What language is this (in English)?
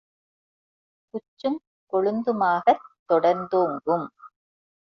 Tamil